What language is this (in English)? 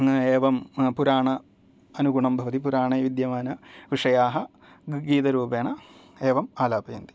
Sanskrit